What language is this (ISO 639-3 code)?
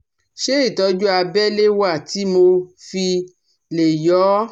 yor